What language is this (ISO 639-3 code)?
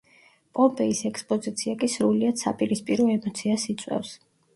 kat